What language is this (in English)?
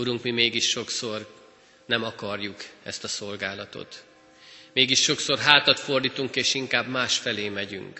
Hungarian